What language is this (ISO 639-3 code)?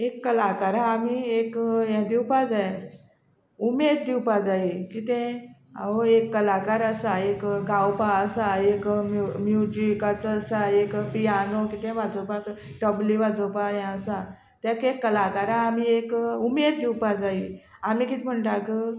kok